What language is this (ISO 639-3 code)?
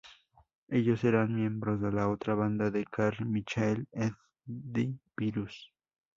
spa